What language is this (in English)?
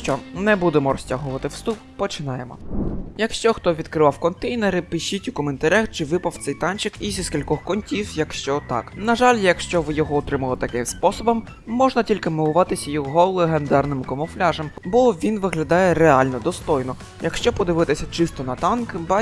Ukrainian